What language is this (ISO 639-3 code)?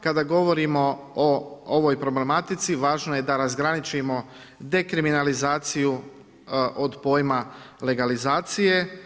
hrv